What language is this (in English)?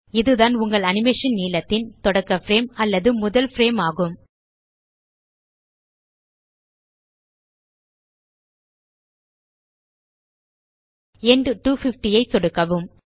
Tamil